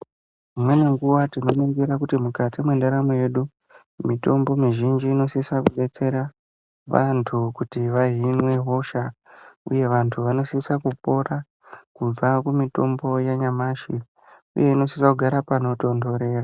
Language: Ndau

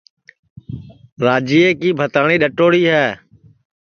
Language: Sansi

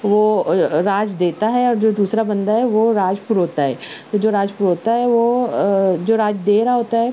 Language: Urdu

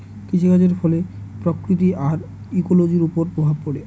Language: Bangla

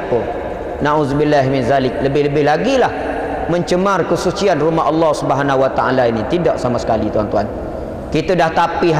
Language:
Malay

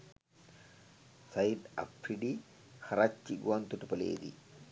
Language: Sinhala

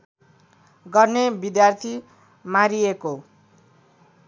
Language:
Nepali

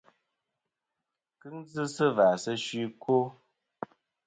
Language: Kom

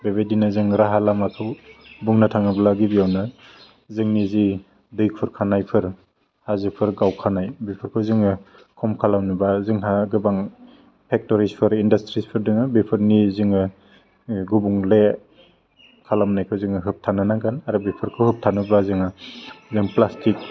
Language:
Bodo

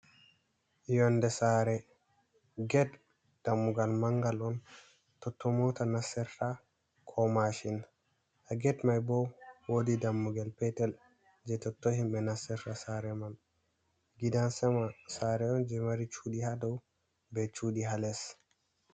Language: Fula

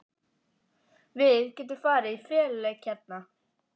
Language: Icelandic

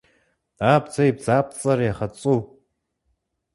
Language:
Kabardian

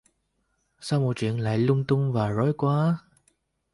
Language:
Vietnamese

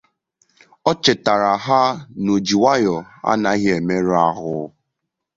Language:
Igbo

